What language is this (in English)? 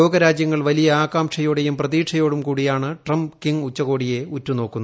Malayalam